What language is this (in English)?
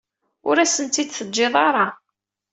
Kabyle